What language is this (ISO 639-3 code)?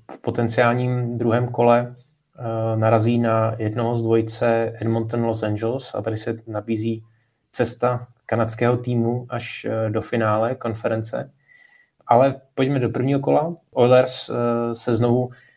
ces